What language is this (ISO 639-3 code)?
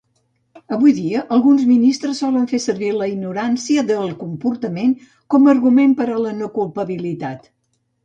cat